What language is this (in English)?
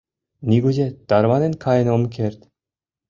Mari